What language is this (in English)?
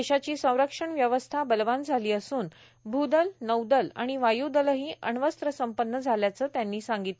Marathi